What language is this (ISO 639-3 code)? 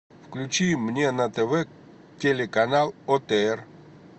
rus